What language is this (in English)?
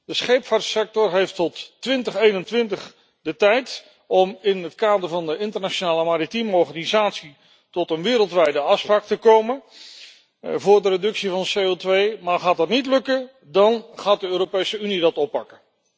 Dutch